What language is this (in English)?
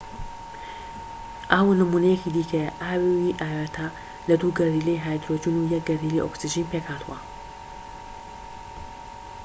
Central Kurdish